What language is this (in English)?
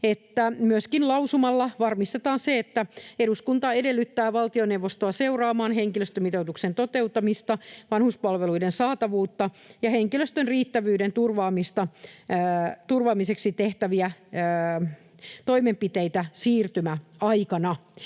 Finnish